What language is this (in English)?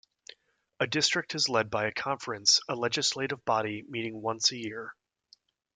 English